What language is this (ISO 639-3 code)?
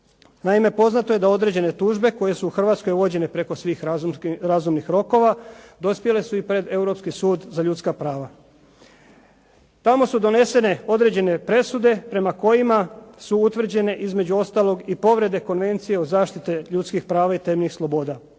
hrv